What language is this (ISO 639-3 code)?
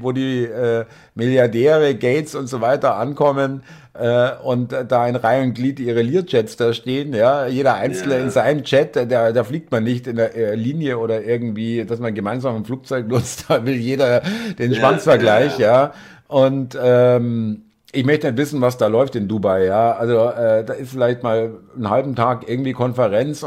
deu